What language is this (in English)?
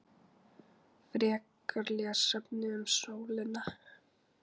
Icelandic